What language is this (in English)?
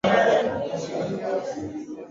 Swahili